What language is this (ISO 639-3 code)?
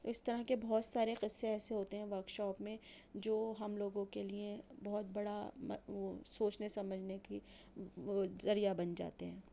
urd